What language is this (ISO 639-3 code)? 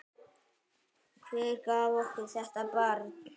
isl